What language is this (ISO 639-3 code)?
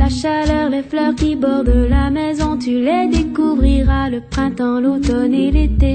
fra